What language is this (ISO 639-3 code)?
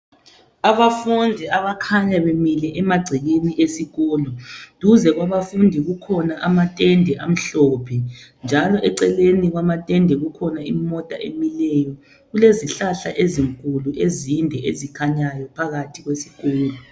nde